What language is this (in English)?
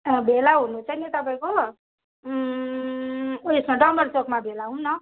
Nepali